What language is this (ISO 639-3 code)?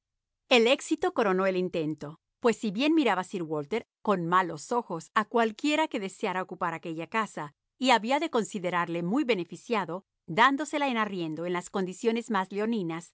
spa